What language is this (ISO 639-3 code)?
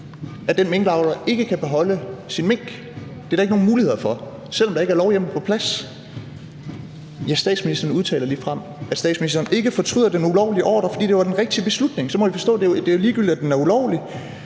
dan